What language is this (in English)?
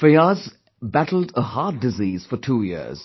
English